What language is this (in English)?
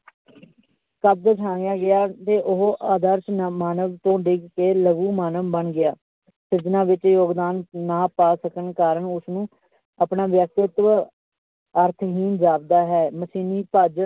Punjabi